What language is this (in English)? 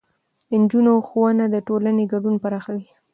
Pashto